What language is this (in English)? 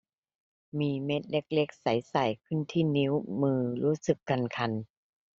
Thai